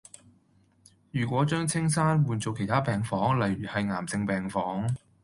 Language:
Cantonese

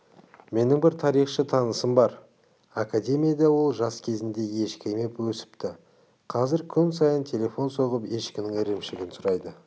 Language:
Kazakh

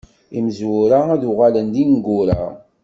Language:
Kabyle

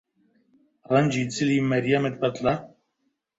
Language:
Central Kurdish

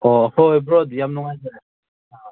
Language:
Manipuri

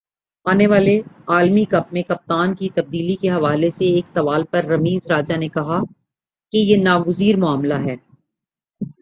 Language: Urdu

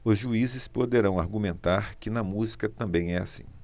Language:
Portuguese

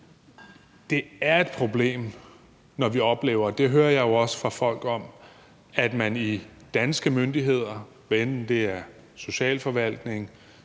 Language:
Danish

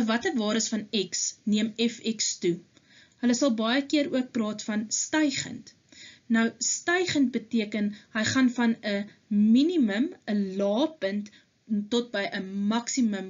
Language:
Dutch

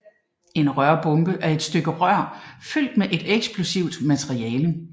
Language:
Danish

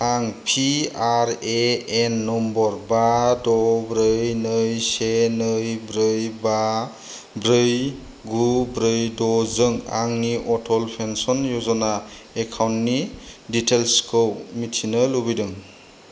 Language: Bodo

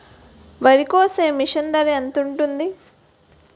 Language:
Telugu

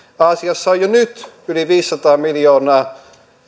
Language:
Finnish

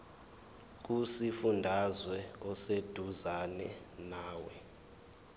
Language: Zulu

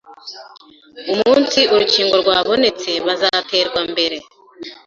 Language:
Kinyarwanda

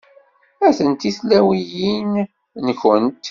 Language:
Kabyle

